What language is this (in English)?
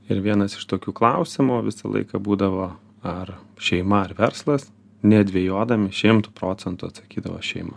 Lithuanian